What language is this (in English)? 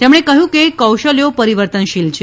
Gujarati